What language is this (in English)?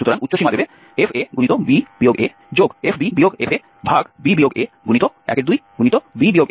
Bangla